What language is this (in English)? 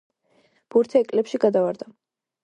Georgian